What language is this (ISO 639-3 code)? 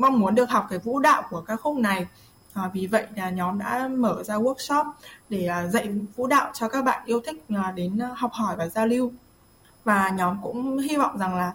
vie